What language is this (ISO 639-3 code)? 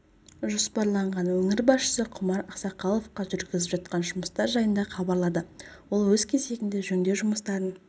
kaz